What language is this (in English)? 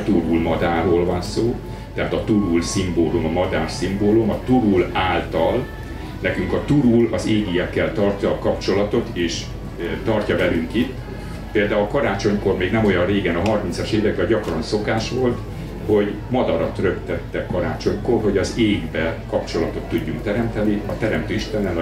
Hungarian